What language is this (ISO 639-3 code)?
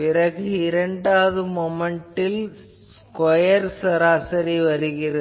tam